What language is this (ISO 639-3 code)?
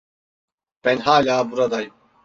tur